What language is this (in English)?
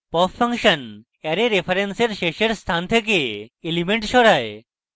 Bangla